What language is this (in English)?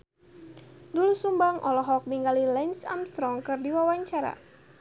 Sundanese